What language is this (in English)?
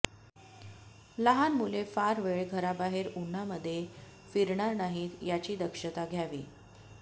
Marathi